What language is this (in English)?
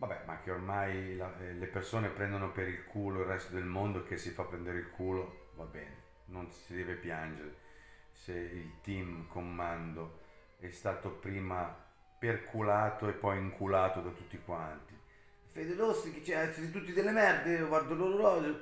Italian